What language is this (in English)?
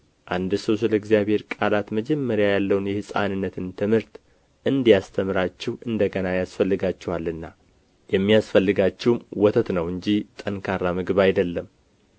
Amharic